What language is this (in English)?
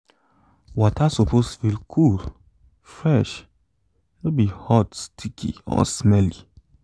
Nigerian Pidgin